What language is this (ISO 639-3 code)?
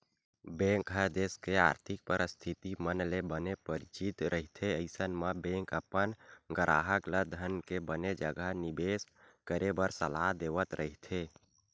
hne